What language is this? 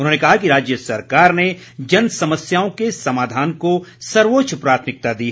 Hindi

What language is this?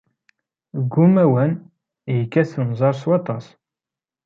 Kabyle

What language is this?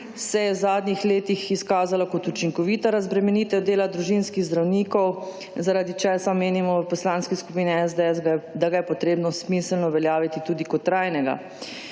Slovenian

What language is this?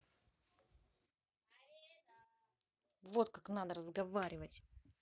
Russian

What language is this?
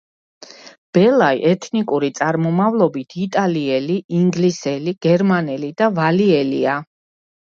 Georgian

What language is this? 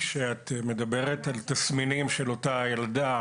Hebrew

